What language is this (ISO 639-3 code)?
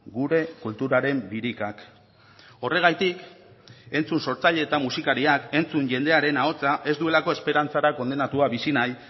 eus